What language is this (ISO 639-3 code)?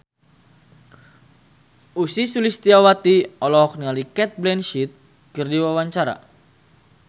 sun